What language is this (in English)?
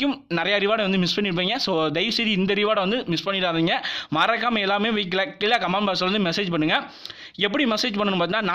Indonesian